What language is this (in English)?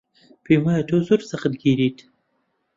Central Kurdish